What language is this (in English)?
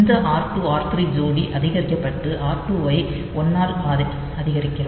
Tamil